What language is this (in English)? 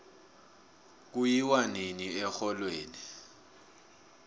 South Ndebele